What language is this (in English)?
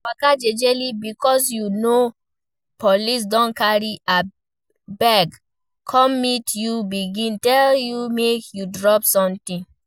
Nigerian Pidgin